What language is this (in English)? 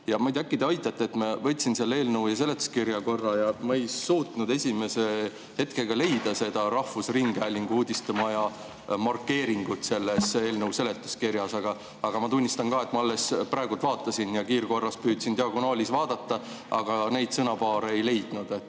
Estonian